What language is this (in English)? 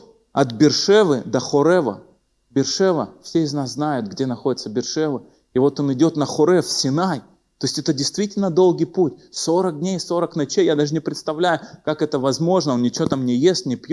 Russian